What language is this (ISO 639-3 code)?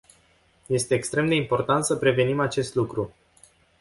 ron